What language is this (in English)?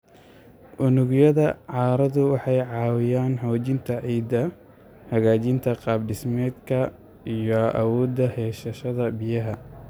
Somali